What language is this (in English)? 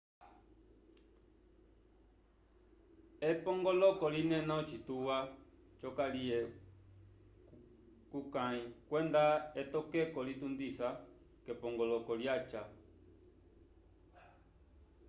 Umbundu